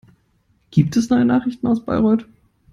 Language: German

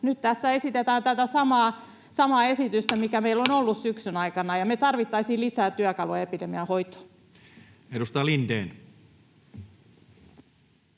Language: Finnish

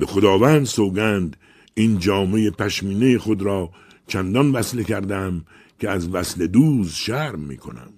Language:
Persian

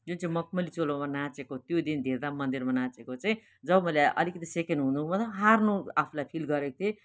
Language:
Nepali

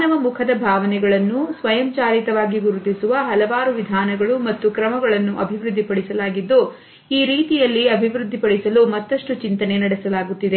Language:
Kannada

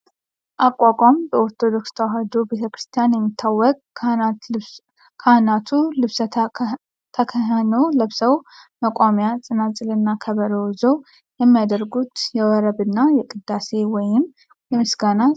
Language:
Amharic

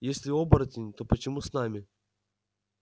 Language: Russian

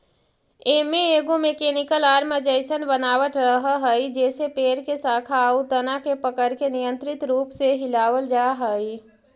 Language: Magahi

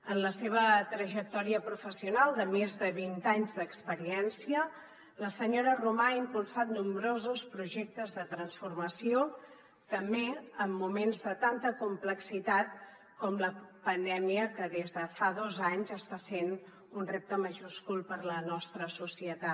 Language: Catalan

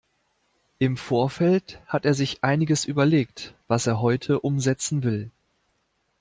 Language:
German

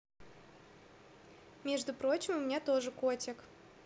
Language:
Russian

